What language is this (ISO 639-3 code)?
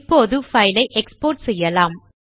tam